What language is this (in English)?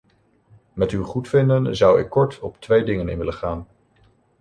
Dutch